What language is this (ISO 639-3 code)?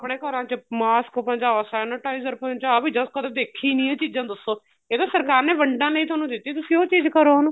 pan